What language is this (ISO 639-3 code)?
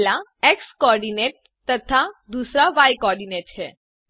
hin